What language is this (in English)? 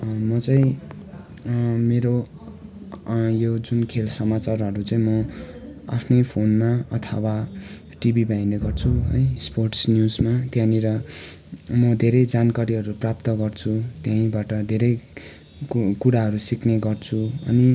Nepali